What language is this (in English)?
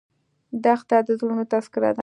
Pashto